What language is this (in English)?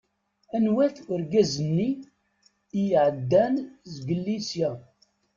Kabyle